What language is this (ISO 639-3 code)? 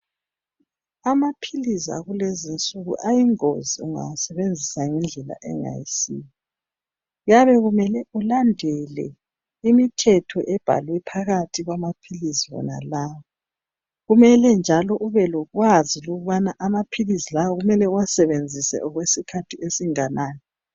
nde